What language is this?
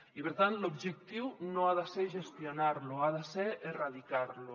Catalan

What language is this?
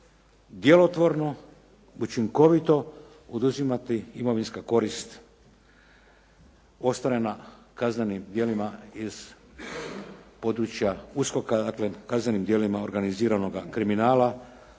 Croatian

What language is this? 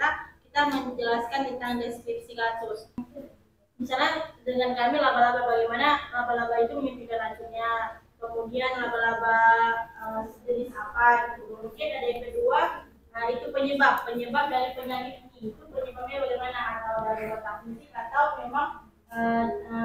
Indonesian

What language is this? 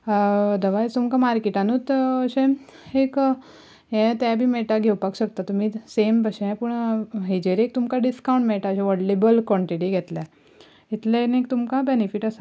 Konkani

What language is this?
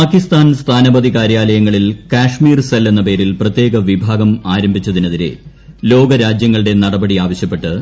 Malayalam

